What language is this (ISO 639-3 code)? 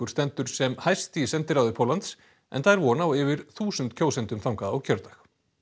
isl